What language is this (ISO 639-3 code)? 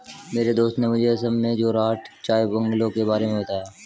hin